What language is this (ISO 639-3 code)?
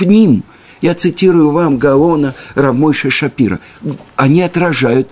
rus